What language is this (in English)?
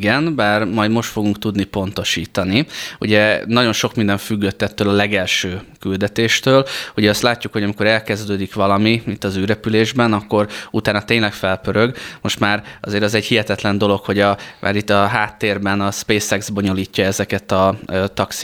Hungarian